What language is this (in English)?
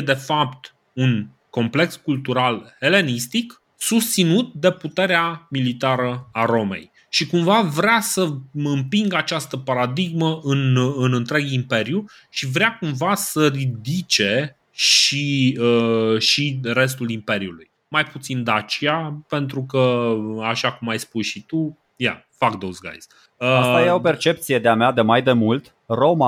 Romanian